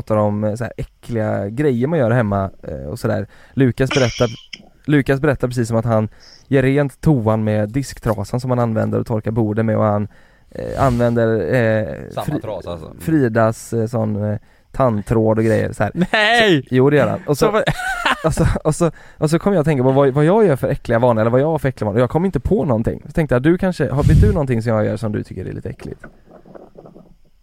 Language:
Swedish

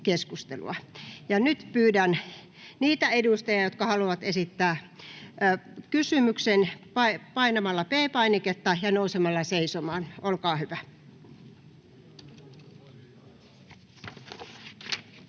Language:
Finnish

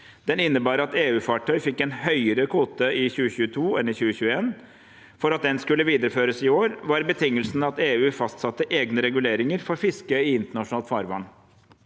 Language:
Norwegian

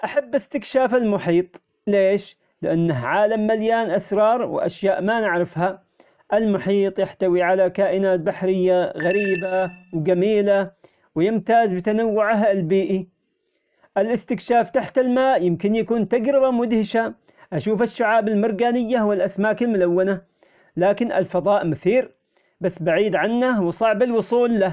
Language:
Omani Arabic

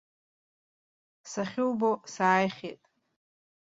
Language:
Abkhazian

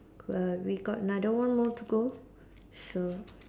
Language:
English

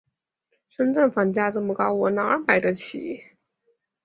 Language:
Chinese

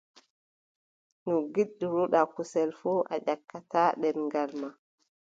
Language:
Adamawa Fulfulde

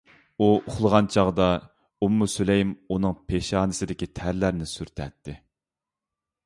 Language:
Uyghur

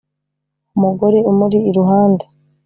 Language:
Kinyarwanda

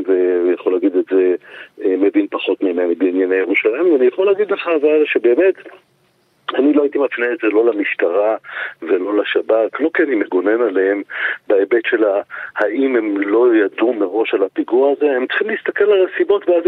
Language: Hebrew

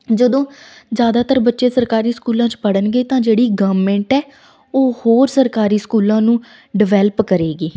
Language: Punjabi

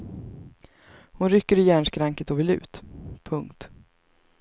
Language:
Swedish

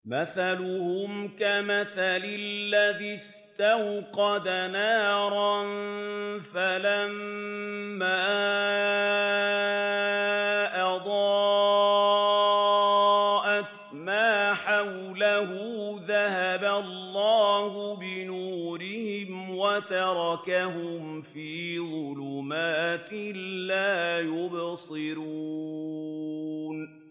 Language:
Arabic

